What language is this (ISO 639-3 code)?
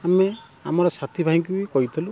ori